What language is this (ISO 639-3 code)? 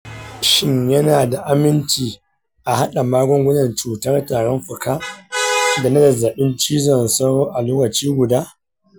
hau